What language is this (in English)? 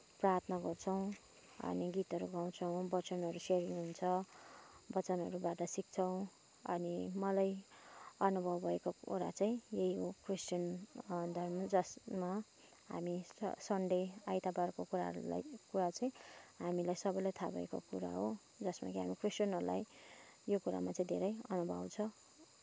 Nepali